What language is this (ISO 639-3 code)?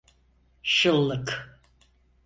tur